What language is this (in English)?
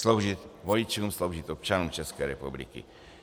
Czech